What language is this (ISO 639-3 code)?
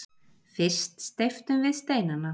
isl